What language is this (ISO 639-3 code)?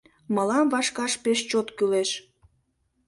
chm